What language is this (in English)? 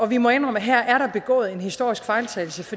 Danish